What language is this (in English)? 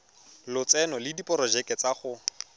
Tswana